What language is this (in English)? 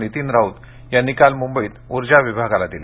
Marathi